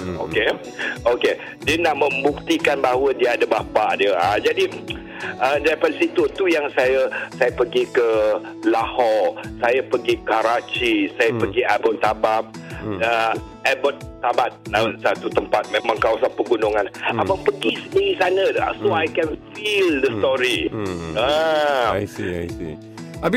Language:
Malay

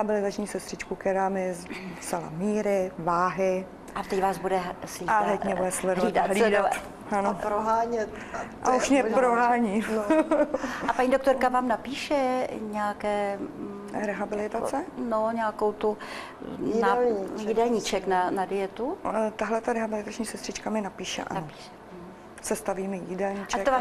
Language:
Czech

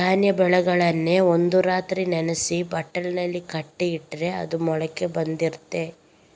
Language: Kannada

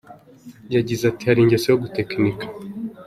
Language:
Kinyarwanda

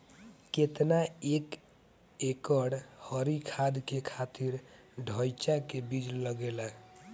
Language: Bhojpuri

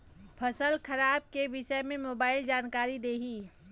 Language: Bhojpuri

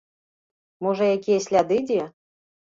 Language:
Belarusian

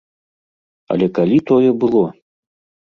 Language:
Belarusian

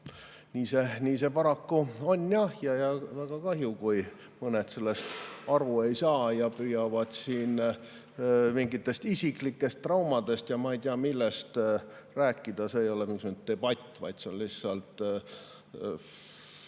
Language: Estonian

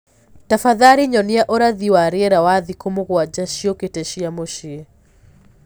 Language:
Kikuyu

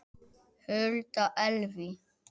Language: Icelandic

